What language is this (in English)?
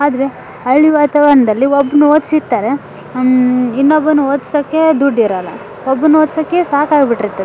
Kannada